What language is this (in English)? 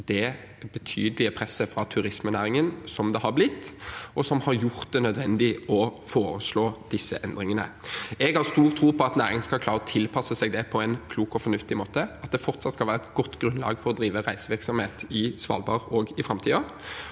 Norwegian